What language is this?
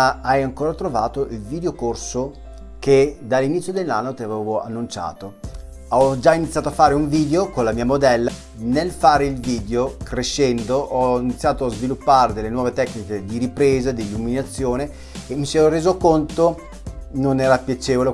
Italian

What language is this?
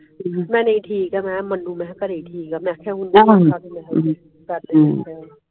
Punjabi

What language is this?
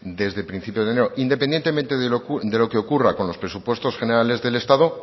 Spanish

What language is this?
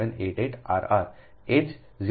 Gujarati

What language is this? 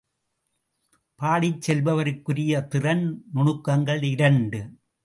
Tamil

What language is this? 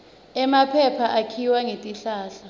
Swati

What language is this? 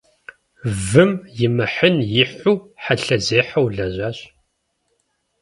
Kabardian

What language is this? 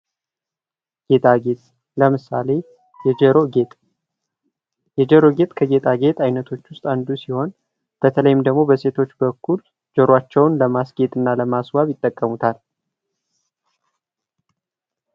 Amharic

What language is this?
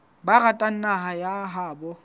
Southern Sotho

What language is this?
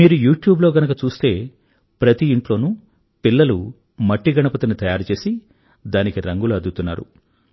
Telugu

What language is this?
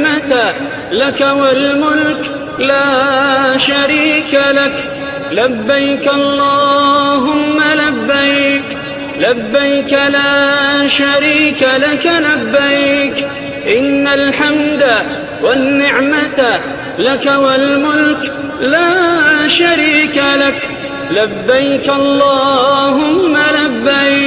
Arabic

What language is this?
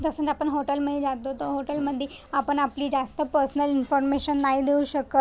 Marathi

